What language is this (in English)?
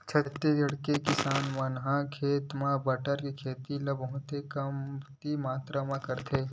Chhattisgarhi